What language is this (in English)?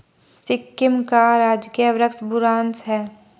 Hindi